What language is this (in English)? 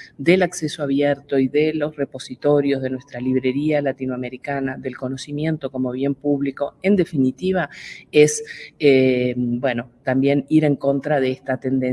Spanish